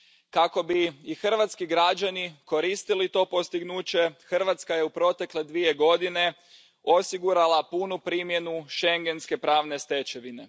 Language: Croatian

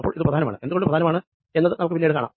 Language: Malayalam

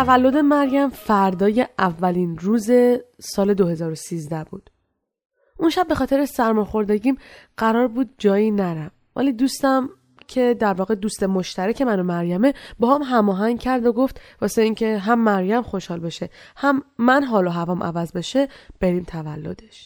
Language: Persian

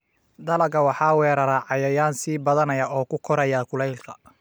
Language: Somali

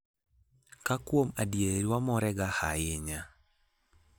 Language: Luo (Kenya and Tanzania)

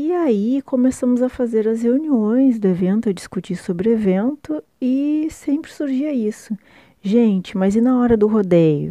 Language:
Portuguese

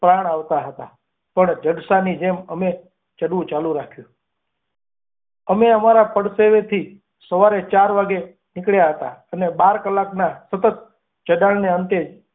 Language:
Gujarati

